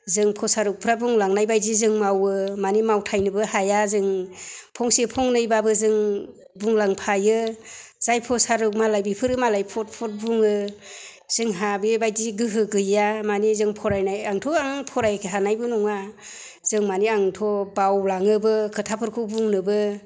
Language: Bodo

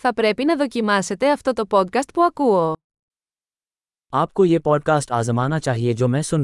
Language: Greek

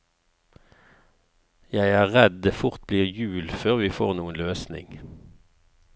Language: Norwegian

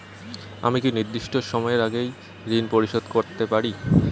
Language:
Bangla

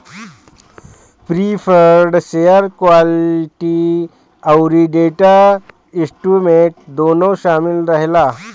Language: Bhojpuri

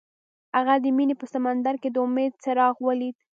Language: Pashto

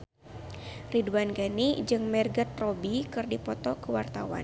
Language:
Sundanese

